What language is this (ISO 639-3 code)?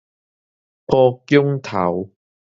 nan